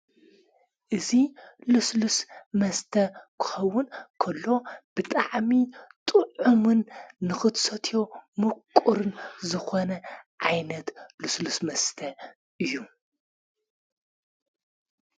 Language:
Tigrinya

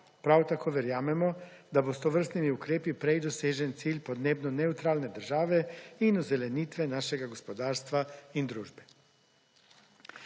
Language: Slovenian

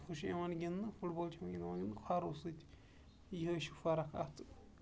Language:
Kashmiri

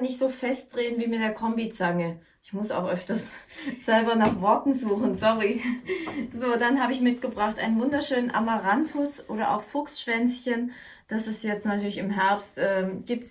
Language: German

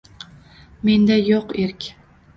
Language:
Uzbek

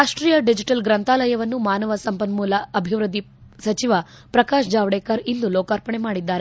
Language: Kannada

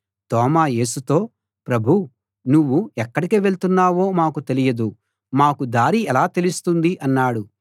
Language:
Telugu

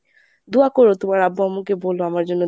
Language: Bangla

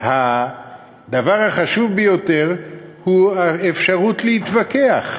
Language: Hebrew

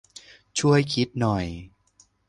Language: Thai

